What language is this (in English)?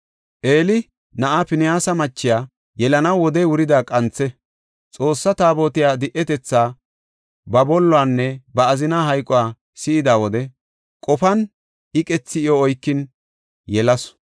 Gofa